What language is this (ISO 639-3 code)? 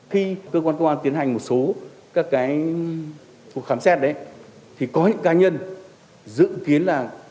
vie